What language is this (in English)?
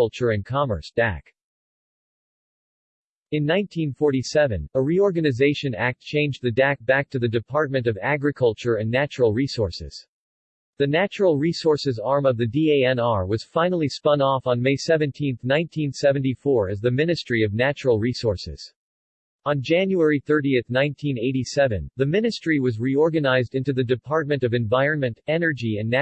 English